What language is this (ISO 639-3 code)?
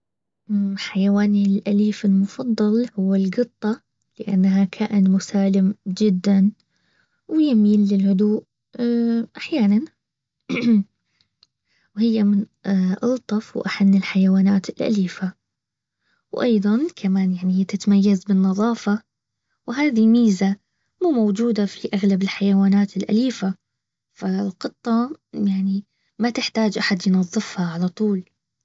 abv